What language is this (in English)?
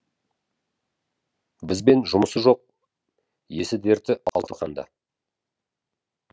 Kazakh